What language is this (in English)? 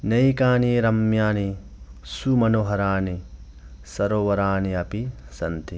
Sanskrit